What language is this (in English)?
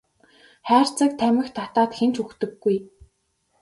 Mongolian